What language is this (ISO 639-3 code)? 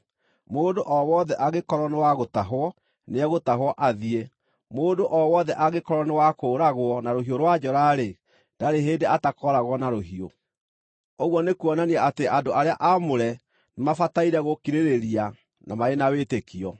kik